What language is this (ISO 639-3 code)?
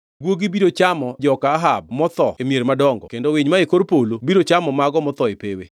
luo